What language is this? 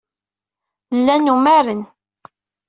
Kabyle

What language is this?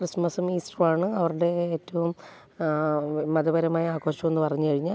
Malayalam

